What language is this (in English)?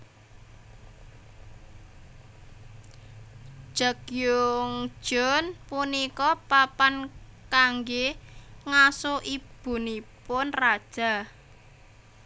Javanese